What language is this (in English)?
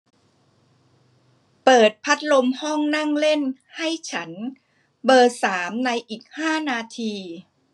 Thai